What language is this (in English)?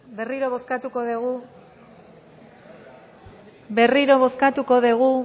Basque